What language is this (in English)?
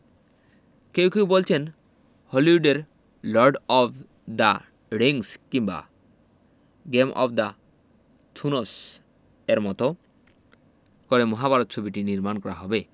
Bangla